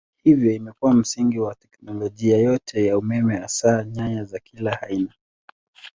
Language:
Swahili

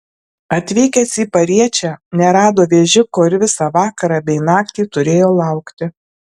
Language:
Lithuanian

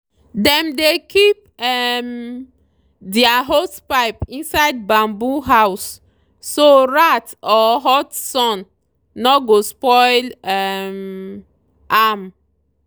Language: Nigerian Pidgin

